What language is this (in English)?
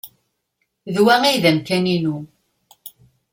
Kabyle